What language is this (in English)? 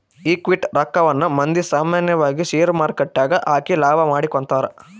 Kannada